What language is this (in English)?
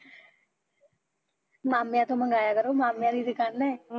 Punjabi